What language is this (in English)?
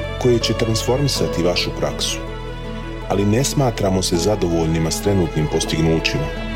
Croatian